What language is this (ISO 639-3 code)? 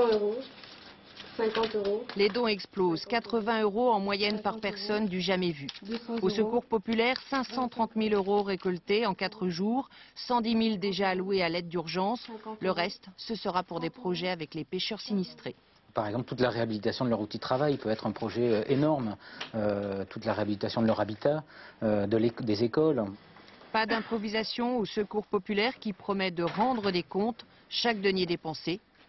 fra